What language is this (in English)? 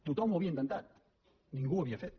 Catalan